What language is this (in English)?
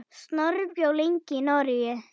Icelandic